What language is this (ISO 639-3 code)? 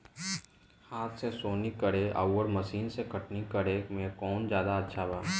bho